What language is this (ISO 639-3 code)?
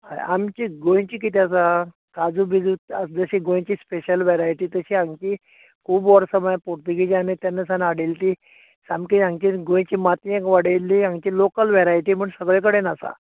kok